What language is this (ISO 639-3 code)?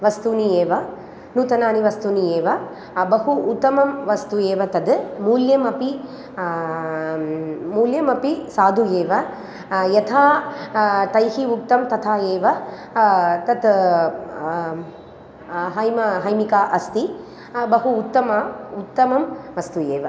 san